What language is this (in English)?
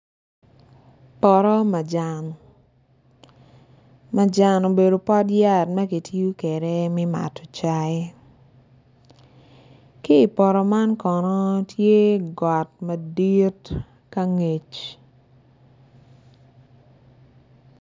Acoli